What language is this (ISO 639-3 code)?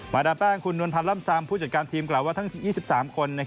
tha